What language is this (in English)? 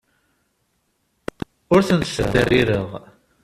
Kabyle